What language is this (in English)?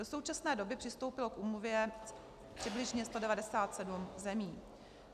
Czech